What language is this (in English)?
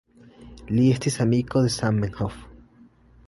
Esperanto